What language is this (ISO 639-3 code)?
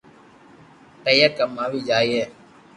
lrk